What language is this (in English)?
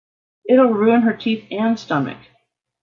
English